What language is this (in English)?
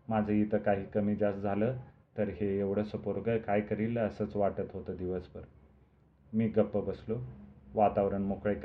Marathi